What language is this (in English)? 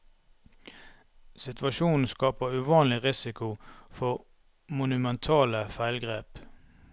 Norwegian